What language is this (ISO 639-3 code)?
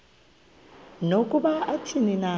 xho